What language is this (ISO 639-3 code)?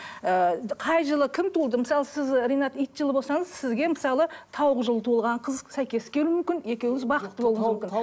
kaz